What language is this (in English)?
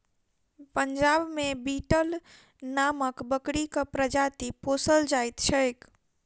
Maithili